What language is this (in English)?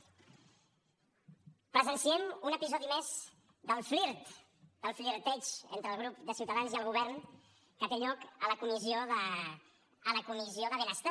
Catalan